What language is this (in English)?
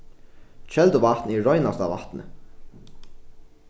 Faroese